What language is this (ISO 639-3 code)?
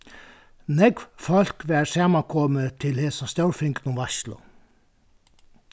fao